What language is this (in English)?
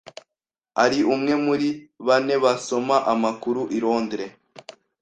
Kinyarwanda